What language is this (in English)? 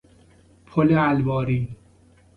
Persian